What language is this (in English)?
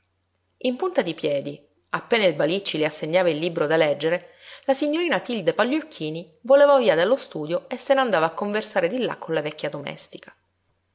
Italian